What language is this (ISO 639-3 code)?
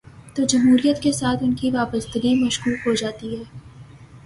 urd